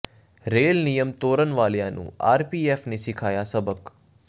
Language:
Punjabi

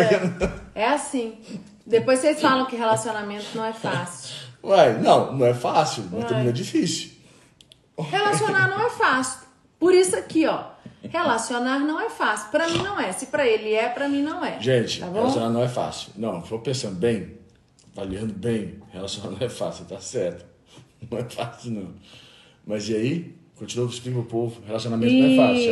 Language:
Portuguese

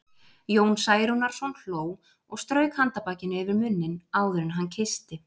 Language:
Icelandic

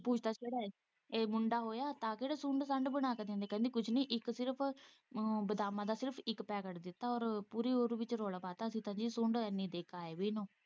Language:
Punjabi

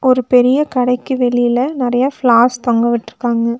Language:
Tamil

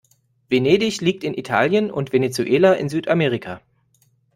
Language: German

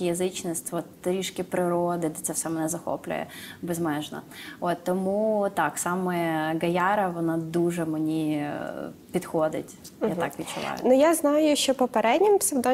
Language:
Ukrainian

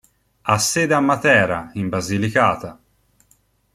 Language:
Italian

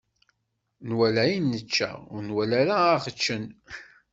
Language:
Kabyle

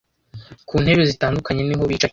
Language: Kinyarwanda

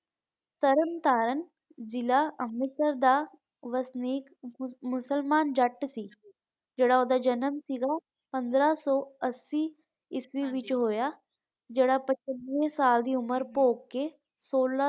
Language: Punjabi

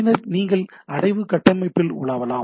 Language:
Tamil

